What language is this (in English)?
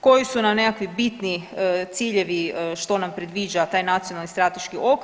Croatian